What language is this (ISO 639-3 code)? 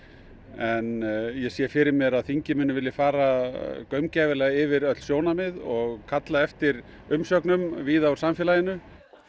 isl